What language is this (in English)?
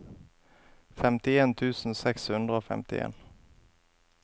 Norwegian